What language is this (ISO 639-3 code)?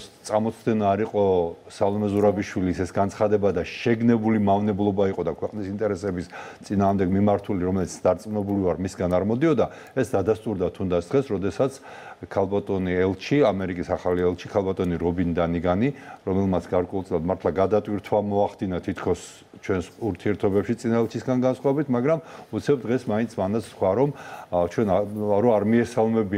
ron